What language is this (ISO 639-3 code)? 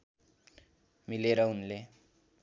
nep